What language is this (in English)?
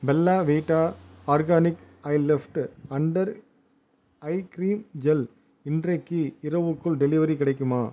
Tamil